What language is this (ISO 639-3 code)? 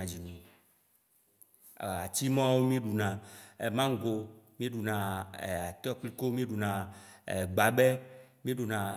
wci